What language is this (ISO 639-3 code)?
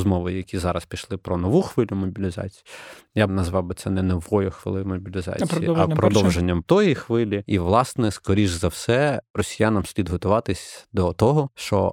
ukr